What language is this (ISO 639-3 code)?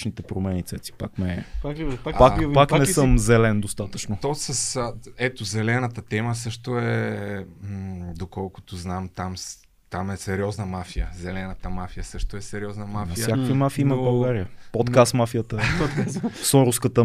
bul